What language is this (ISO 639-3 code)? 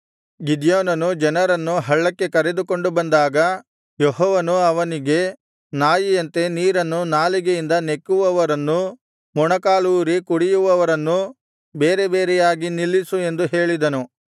kan